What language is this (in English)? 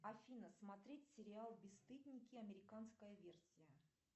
Russian